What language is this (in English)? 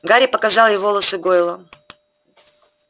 Russian